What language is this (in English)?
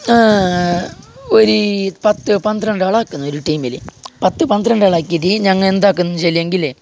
Malayalam